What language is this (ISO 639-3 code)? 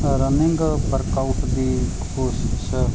pan